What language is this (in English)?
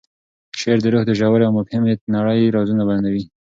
Pashto